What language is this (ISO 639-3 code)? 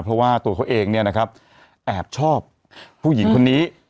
tha